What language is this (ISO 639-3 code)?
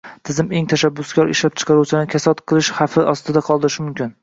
uzb